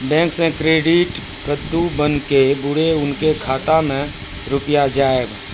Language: Maithili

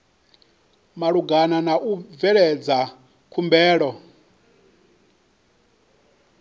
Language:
Venda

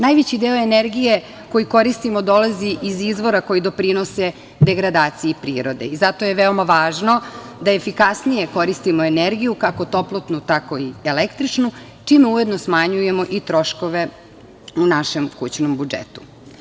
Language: Serbian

